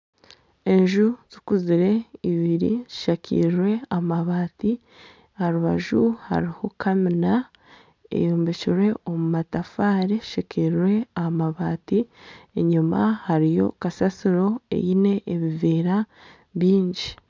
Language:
Nyankole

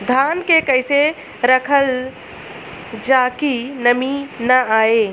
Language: Bhojpuri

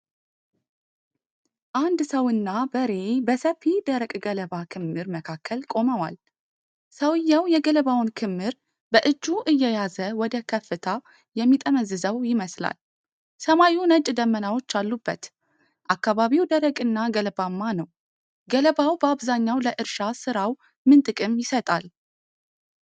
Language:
Amharic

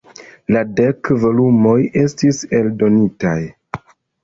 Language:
Esperanto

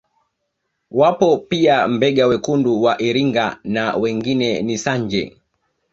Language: Swahili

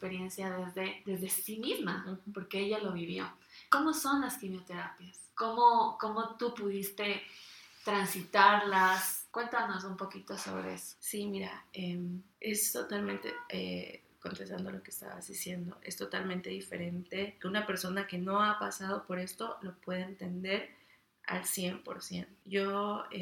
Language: Spanish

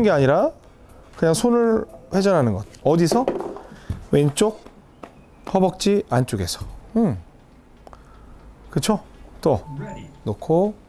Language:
Korean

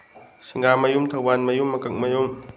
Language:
Manipuri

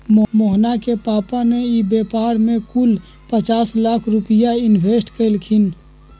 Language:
Magahi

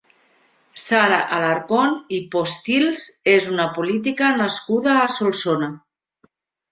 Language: Catalan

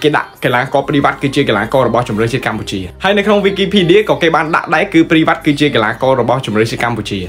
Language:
Thai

